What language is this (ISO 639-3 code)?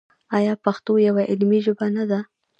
pus